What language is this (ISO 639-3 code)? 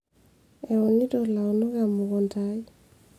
mas